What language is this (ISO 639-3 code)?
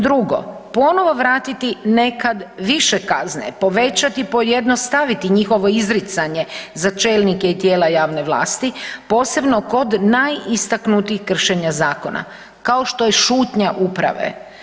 hrv